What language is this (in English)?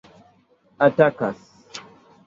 Esperanto